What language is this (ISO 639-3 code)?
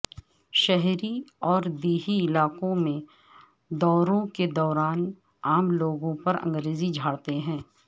urd